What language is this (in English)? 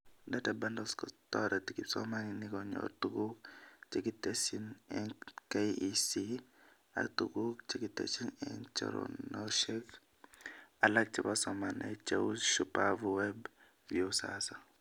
Kalenjin